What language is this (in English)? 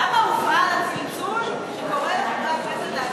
Hebrew